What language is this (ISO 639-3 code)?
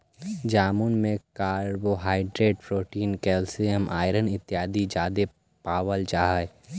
mag